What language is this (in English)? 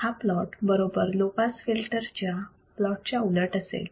Marathi